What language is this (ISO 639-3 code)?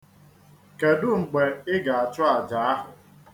ibo